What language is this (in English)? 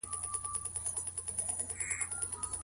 Pashto